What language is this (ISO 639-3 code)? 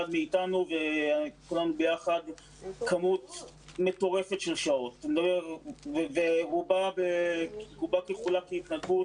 heb